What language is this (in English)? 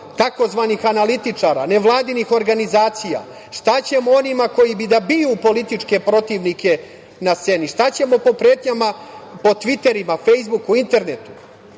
Serbian